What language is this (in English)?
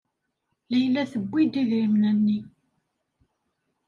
Kabyle